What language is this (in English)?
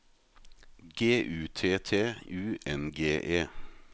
Norwegian